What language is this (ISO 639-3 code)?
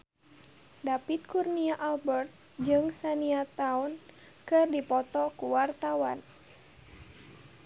sun